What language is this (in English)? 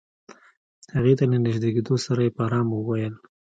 Pashto